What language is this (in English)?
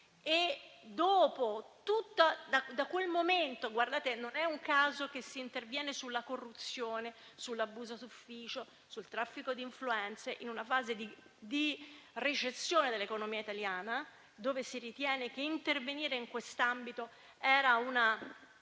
Italian